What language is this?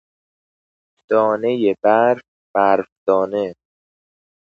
Persian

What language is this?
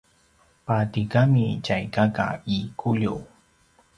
Paiwan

